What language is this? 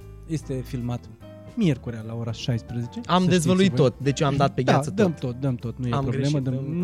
Romanian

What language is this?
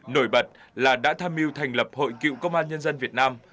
Vietnamese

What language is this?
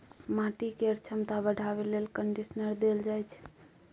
Maithili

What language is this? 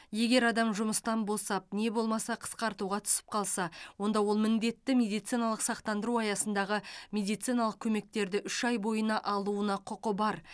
Kazakh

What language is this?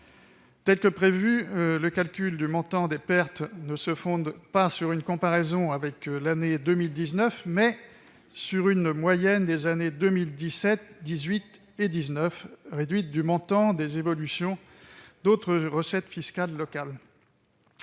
French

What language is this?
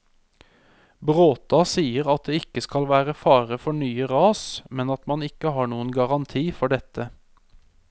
Norwegian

